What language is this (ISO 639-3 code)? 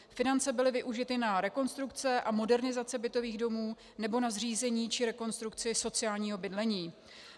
ces